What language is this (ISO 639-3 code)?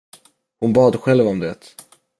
swe